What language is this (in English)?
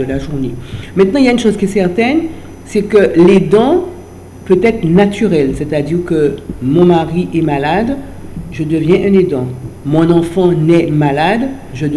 French